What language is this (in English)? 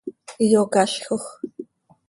Seri